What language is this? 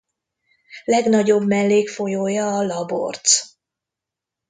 Hungarian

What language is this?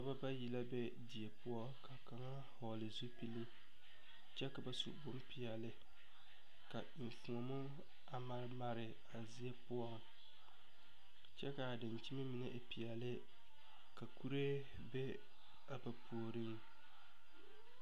Southern Dagaare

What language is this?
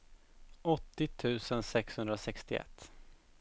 Swedish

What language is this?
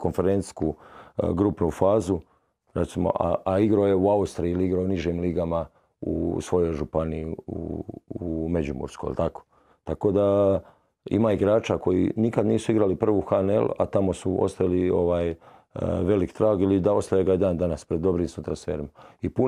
Croatian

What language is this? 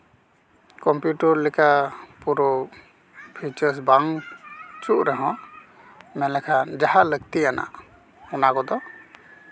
Santali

